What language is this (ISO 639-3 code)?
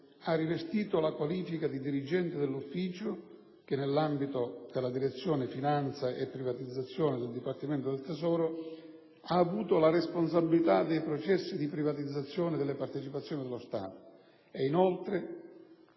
ita